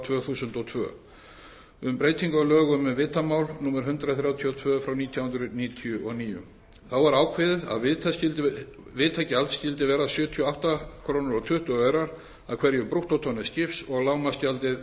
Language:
Icelandic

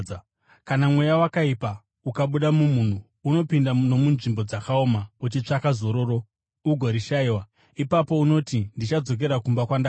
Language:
Shona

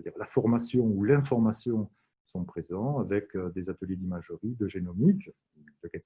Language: French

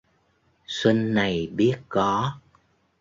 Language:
Vietnamese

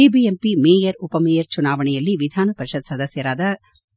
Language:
Kannada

